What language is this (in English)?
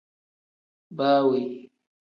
Tem